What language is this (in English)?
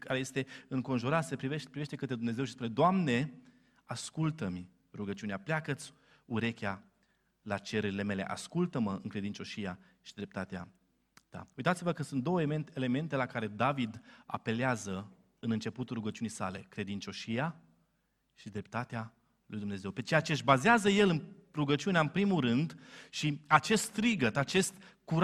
Romanian